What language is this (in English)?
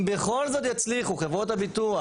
Hebrew